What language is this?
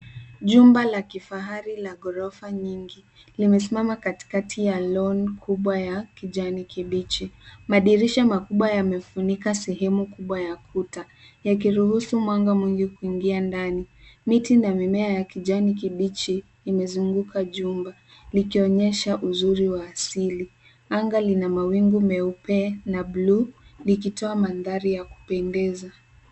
Swahili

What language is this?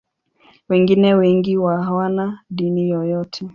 Swahili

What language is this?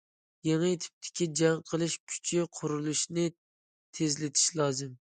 Uyghur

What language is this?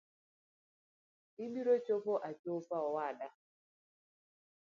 Luo (Kenya and Tanzania)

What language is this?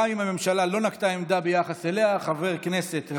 Hebrew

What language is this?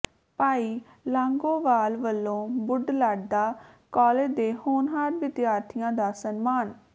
Punjabi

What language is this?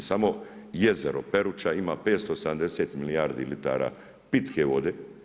Croatian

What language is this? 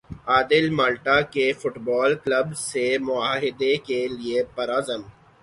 Urdu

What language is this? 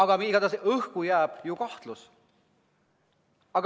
Estonian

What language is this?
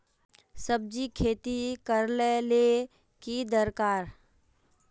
Magahi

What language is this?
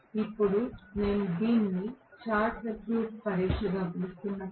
Telugu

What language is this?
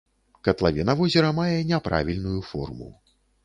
Belarusian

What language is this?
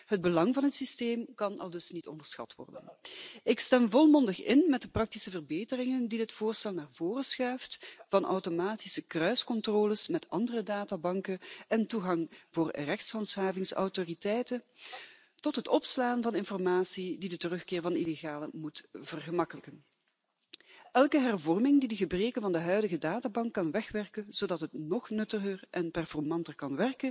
Dutch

